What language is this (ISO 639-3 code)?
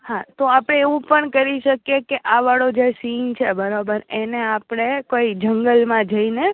guj